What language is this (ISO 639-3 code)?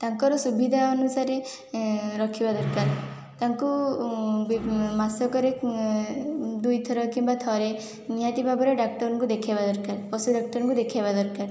ori